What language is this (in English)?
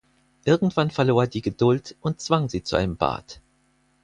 German